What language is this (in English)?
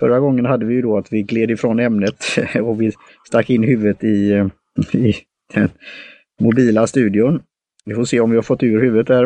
Swedish